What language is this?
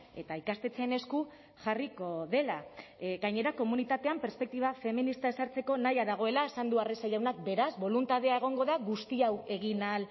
Basque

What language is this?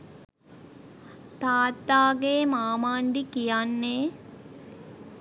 Sinhala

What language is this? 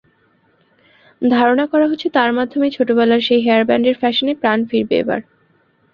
Bangla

